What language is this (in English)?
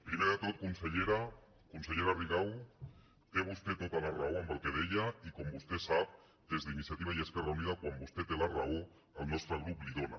Catalan